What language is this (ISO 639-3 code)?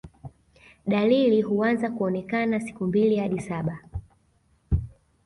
swa